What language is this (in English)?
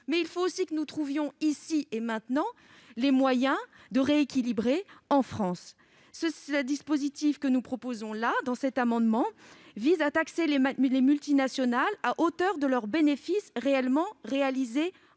French